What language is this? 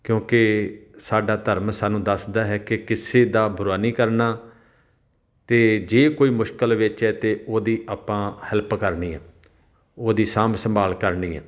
Punjabi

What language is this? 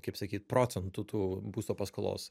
Lithuanian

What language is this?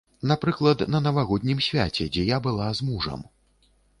Belarusian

